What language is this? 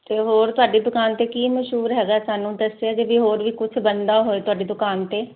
Punjabi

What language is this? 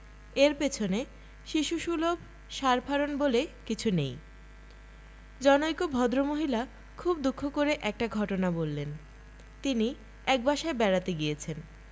Bangla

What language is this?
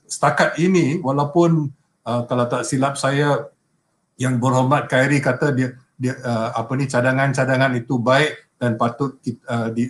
Malay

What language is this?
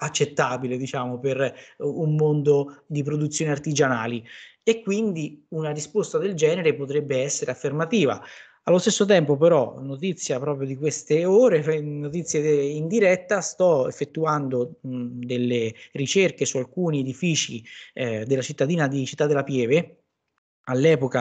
Italian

